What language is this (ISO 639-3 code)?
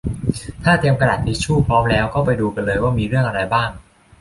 tha